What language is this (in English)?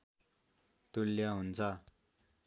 Nepali